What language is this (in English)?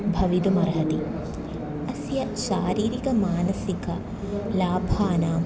Sanskrit